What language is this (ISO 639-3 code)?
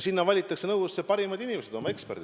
est